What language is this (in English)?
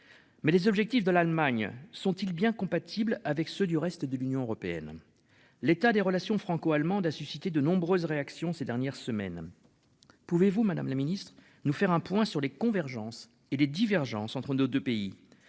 French